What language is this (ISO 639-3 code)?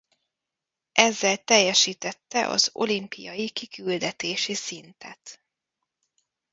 hun